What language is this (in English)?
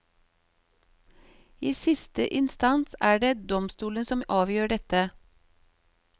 Norwegian